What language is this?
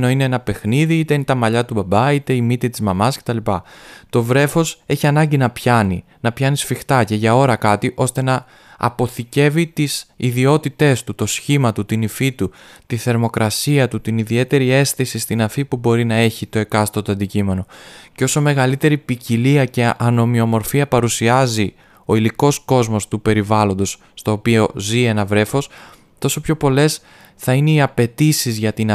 Greek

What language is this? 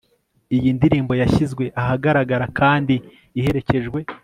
Kinyarwanda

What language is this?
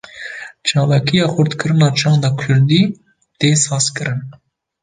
Kurdish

